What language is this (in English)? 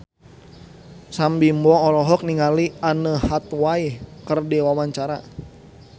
Sundanese